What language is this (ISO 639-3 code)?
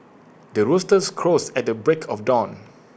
eng